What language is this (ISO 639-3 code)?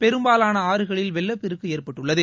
tam